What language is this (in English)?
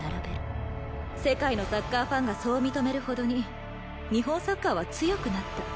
Japanese